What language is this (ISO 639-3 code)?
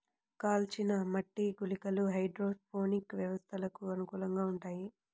tel